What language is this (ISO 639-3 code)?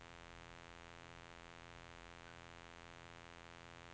nor